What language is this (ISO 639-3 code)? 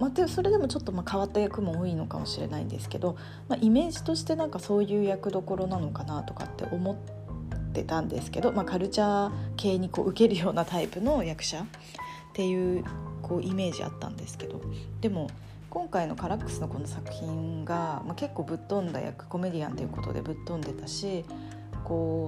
jpn